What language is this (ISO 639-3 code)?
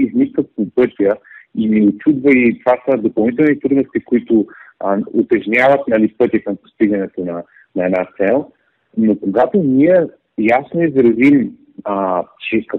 bul